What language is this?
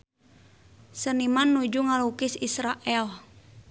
Sundanese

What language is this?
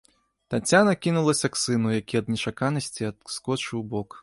Belarusian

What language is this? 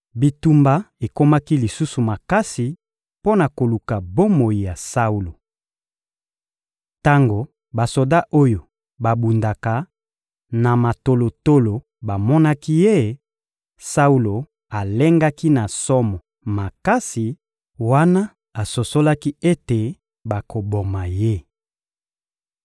Lingala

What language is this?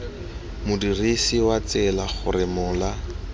Tswana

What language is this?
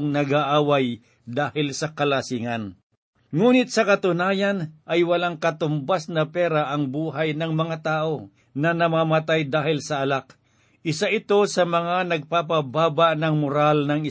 Filipino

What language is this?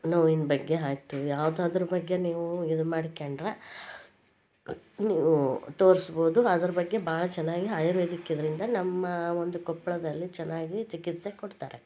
Kannada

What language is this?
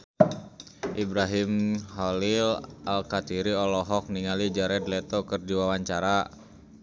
Sundanese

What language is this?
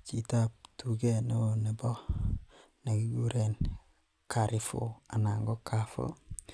Kalenjin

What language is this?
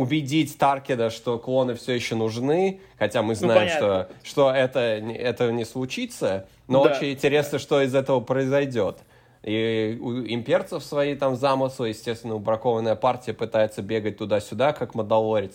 Russian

